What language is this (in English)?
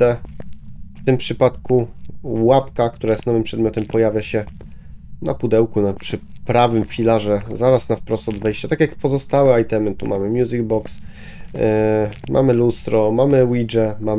Polish